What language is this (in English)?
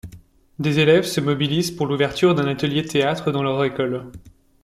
French